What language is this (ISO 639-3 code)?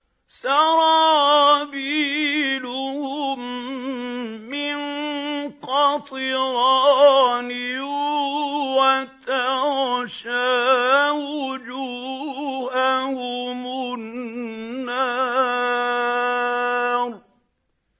ara